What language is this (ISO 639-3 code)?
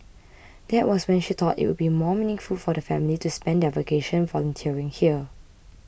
eng